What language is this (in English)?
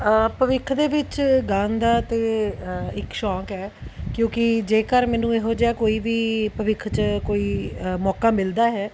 Punjabi